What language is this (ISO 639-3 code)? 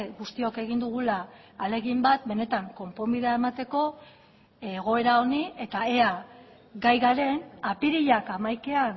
eus